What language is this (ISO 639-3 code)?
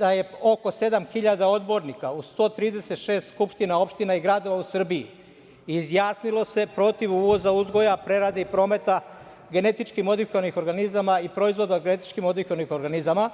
srp